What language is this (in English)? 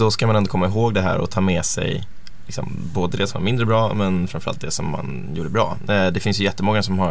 Swedish